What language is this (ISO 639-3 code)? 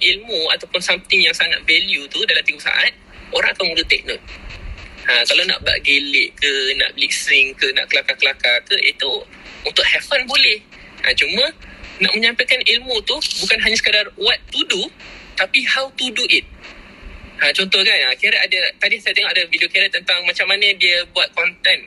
msa